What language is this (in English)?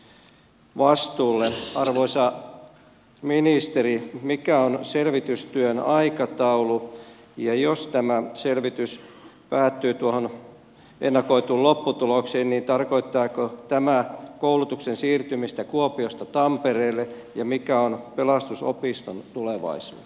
Finnish